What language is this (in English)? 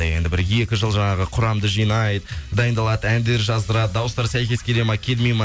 Kazakh